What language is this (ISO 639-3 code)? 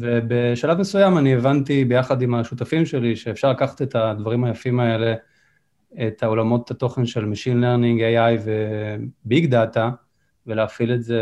heb